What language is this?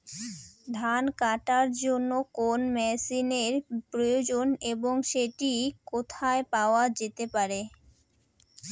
Bangla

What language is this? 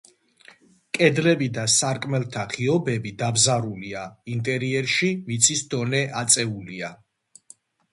Georgian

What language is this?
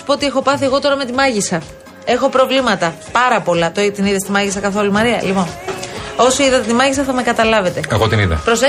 Greek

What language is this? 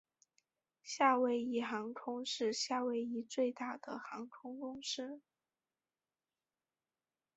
Chinese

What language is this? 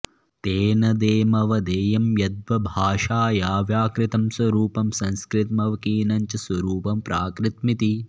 Sanskrit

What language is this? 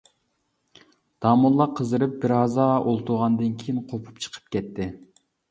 Uyghur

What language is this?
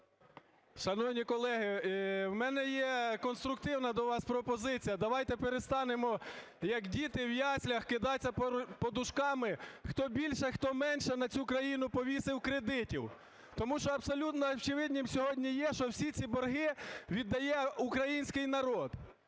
Ukrainian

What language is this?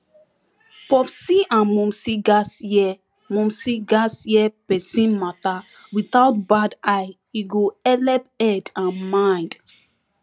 Nigerian Pidgin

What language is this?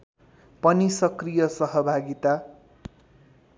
Nepali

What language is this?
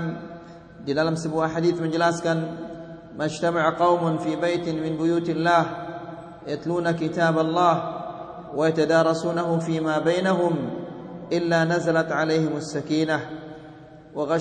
Malay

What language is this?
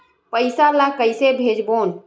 Chhattisgarhi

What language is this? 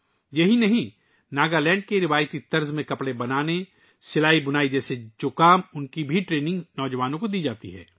Urdu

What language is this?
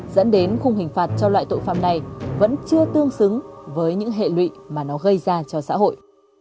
Vietnamese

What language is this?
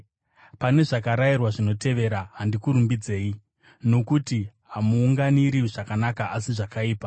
Shona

